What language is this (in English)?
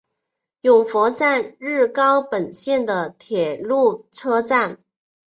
Chinese